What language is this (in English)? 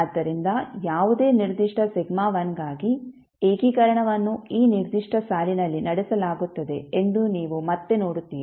Kannada